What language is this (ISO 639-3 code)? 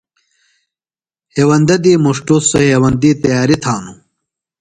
phl